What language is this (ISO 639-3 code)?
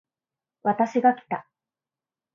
jpn